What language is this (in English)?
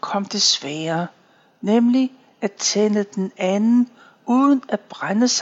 Danish